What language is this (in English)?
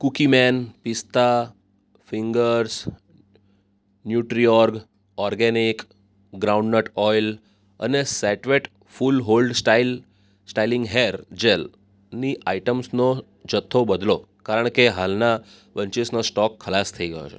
Gujarati